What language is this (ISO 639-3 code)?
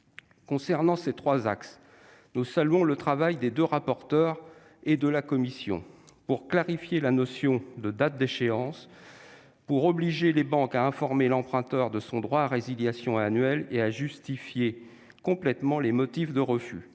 fra